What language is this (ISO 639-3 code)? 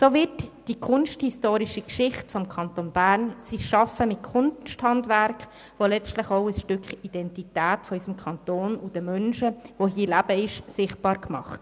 gsw